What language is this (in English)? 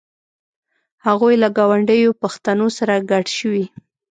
Pashto